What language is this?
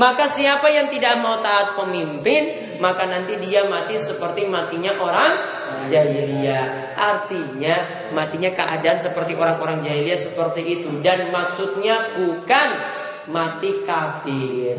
Indonesian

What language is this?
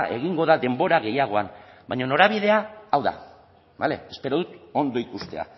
Basque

